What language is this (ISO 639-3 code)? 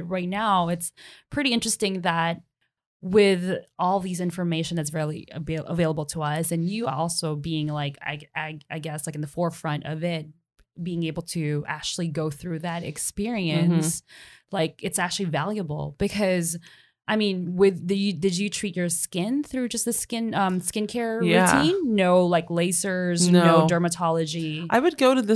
eng